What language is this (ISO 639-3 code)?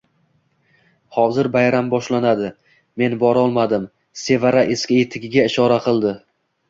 uzb